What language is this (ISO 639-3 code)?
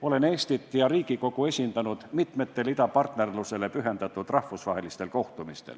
est